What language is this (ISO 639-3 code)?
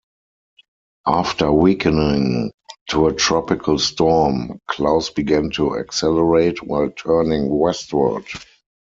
eng